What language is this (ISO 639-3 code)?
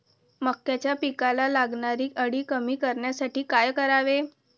mar